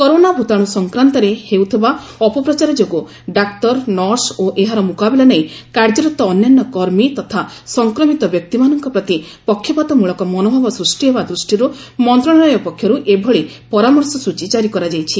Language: Odia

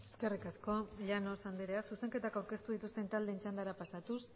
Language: Basque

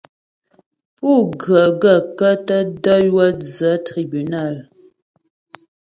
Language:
Ghomala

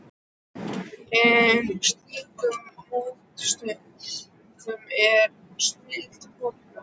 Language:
Icelandic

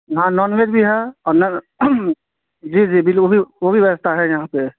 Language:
Urdu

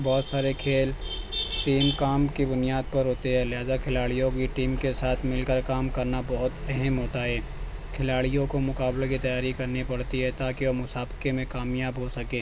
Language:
Urdu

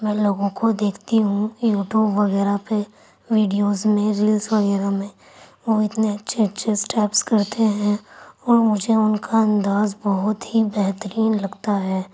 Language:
Urdu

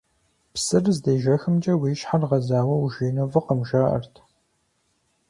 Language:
Kabardian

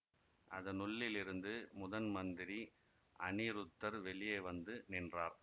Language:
Tamil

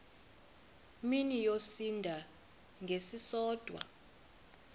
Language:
Xhosa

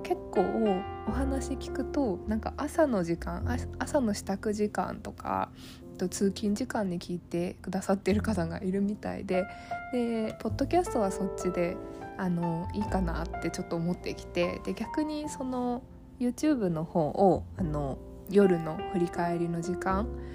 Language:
Japanese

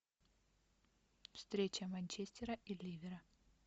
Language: Russian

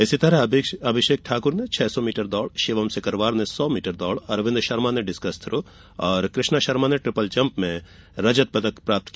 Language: Hindi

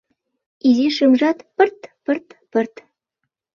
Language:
Mari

